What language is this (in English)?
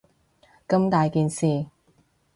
Cantonese